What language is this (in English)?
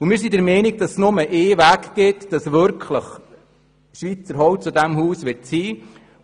Swiss German